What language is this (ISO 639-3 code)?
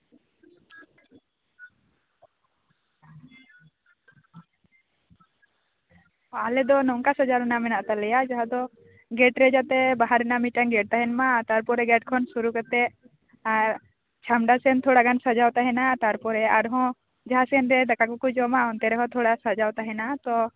sat